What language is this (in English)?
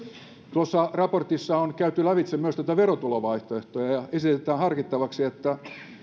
Finnish